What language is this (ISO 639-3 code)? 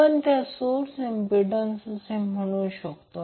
mar